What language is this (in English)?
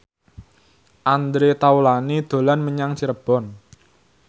Javanese